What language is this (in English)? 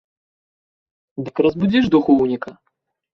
Belarusian